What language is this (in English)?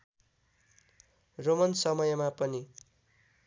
Nepali